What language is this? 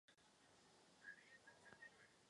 Czech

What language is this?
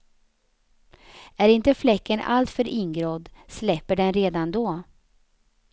Swedish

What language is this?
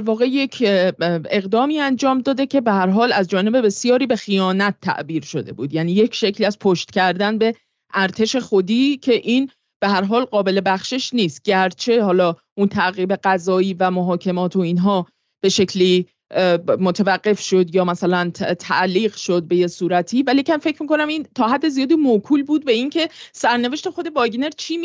Persian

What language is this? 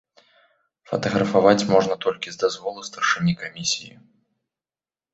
Belarusian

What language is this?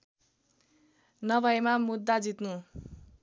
Nepali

